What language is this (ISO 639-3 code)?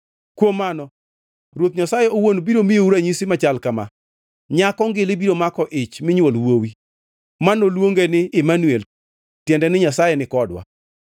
luo